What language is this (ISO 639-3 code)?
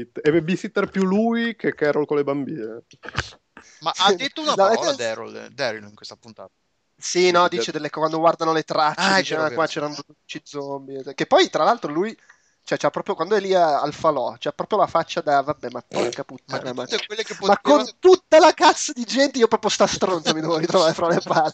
ita